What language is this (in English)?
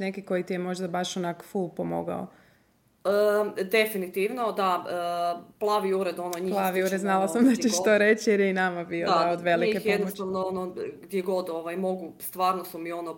Croatian